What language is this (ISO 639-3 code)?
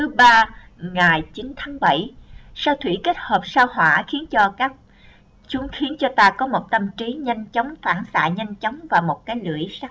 vie